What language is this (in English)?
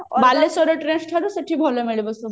Odia